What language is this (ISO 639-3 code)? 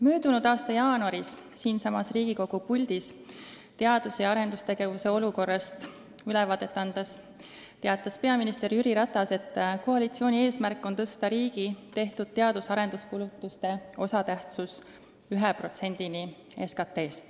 est